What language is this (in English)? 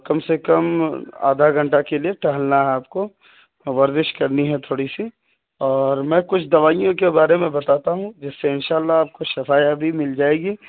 Urdu